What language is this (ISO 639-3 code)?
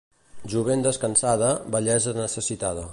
cat